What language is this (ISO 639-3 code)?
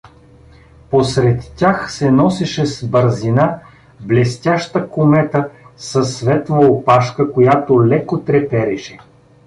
bul